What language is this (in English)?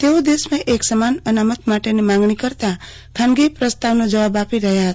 Gujarati